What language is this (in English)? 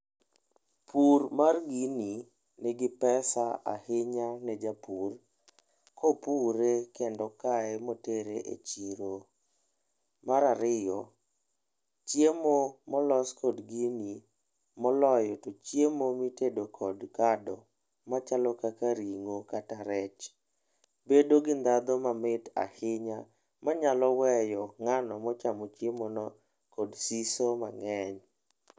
Luo (Kenya and Tanzania)